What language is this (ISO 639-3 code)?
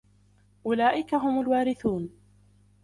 ara